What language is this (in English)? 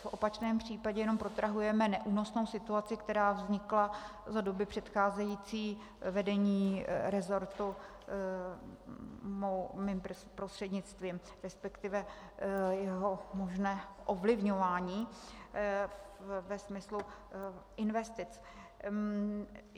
Czech